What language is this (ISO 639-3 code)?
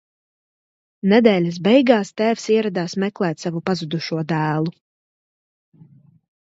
lav